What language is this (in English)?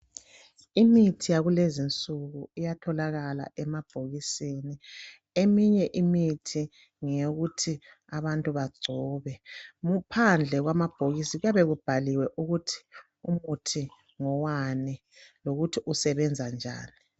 North Ndebele